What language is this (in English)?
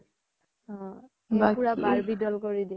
Assamese